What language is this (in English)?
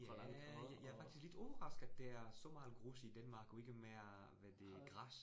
Danish